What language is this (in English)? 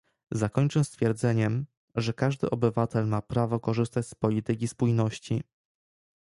Polish